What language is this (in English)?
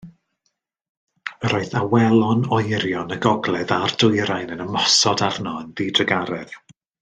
Welsh